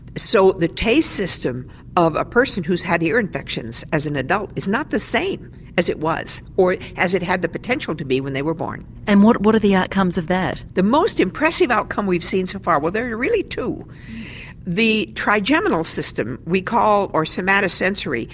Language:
English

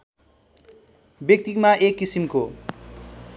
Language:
Nepali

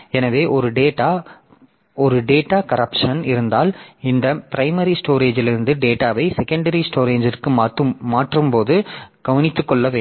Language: Tamil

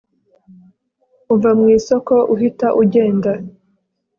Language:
Kinyarwanda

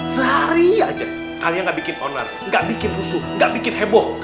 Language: Indonesian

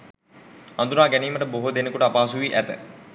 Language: Sinhala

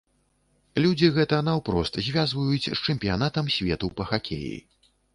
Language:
Belarusian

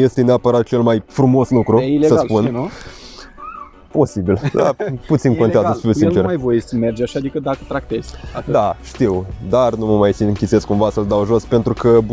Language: Romanian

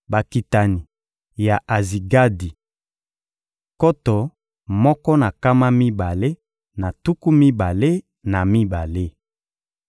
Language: Lingala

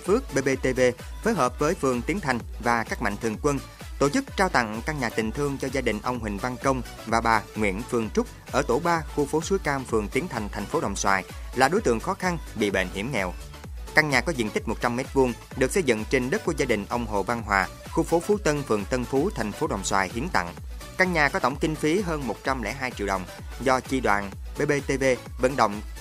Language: Vietnamese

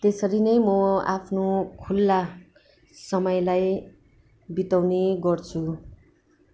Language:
Nepali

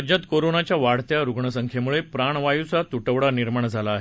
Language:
Marathi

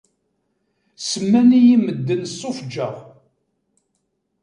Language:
Kabyle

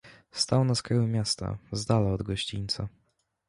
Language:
Polish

